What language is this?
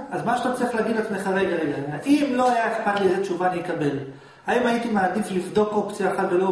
Hebrew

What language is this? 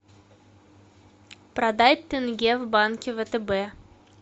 Russian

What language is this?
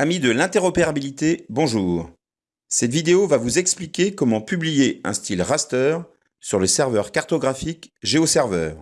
French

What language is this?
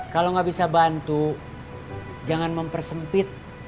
Indonesian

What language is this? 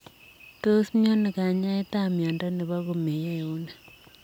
Kalenjin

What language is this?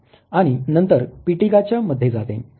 Marathi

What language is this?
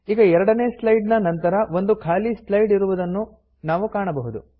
Kannada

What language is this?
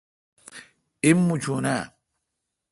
Kalkoti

